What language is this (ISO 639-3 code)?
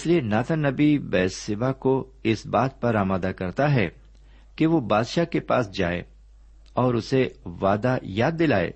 urd